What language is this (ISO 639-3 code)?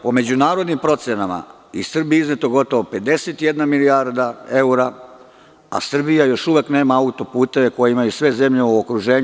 srp